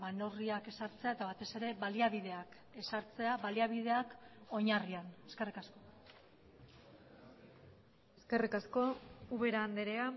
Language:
Basque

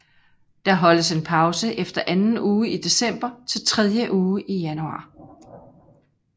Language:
Danish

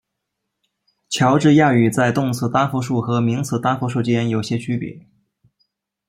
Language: Chinese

